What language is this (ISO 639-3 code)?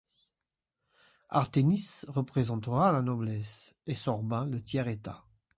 fra